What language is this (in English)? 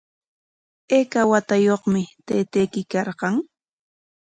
Corongo Ancash Quechua